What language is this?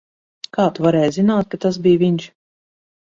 Latvian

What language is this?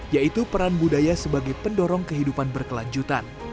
Indonesian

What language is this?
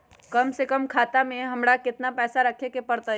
Magahi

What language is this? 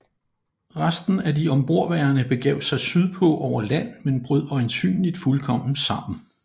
Danish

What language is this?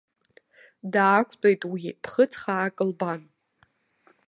Abkhazian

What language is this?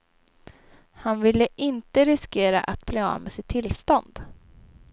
Swedish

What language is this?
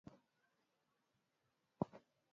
Swahili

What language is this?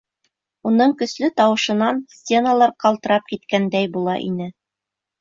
Bashkir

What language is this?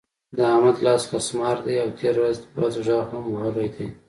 Pashto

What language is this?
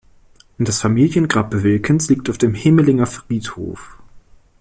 German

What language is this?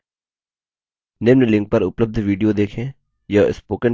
Hindi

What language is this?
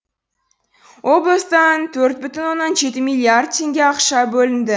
Kazakh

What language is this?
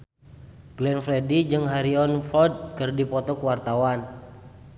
Sundanese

